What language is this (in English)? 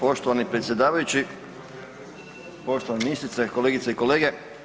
Croatian